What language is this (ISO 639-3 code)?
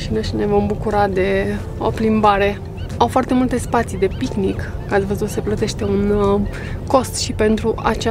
ron